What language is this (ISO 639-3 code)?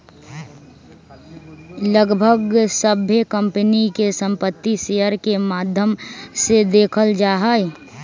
mag